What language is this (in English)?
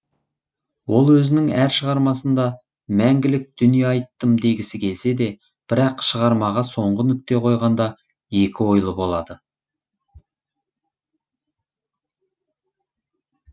Kazakh